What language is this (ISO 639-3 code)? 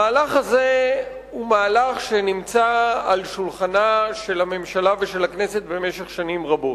heb